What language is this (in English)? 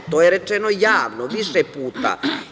Serbian